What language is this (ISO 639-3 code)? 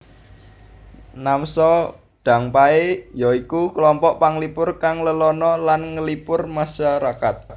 jav